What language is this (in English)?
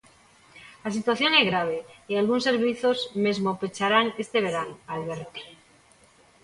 Galician